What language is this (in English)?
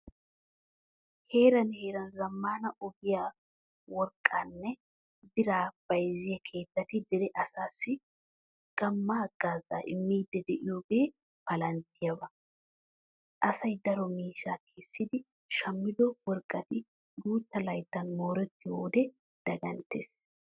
Wolaytta